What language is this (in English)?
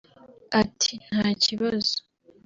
Kinyarwanda